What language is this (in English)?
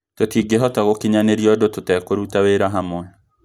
Kikuyu